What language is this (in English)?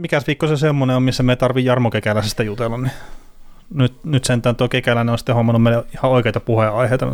Finnish